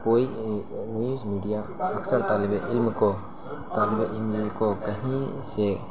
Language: Urdu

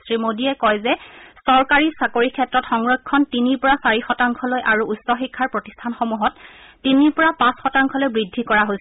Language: Assamese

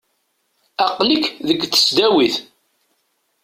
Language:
Kabyle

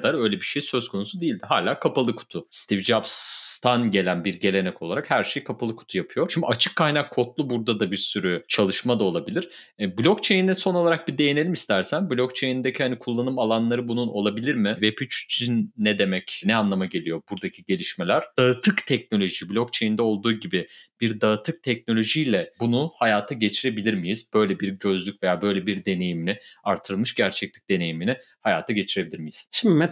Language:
Turkish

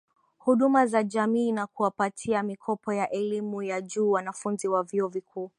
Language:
Swahili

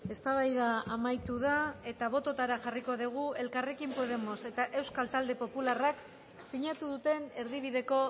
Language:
Basque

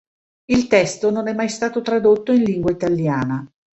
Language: Italian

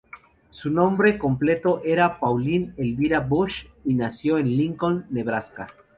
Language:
Spanish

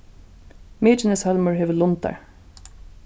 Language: Faroese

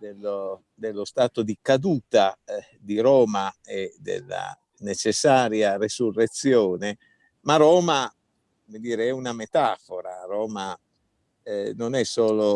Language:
Italian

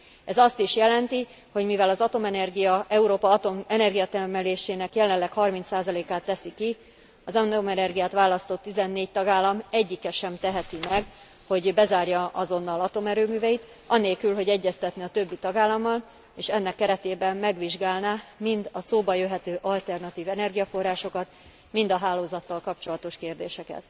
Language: Hungarian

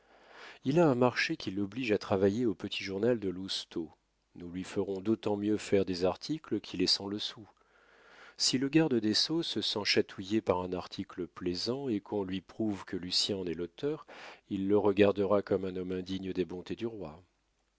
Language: French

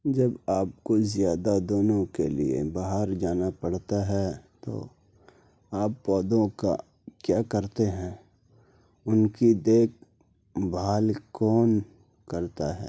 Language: Urdu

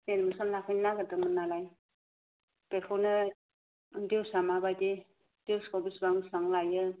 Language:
Bodo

